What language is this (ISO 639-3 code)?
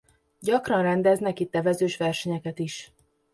hun